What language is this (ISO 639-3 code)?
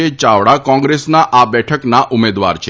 guj